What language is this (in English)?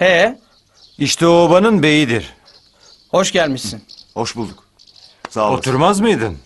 Turkish